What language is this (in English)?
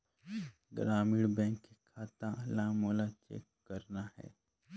Chhattisgarhi